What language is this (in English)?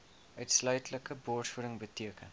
Afrikaans